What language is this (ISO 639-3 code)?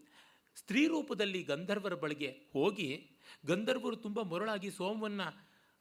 kan